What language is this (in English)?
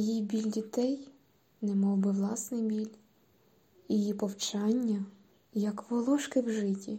Ukrainian